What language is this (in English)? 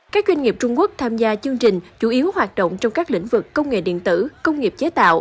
Vietnamese